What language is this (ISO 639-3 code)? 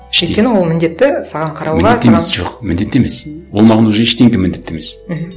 kaz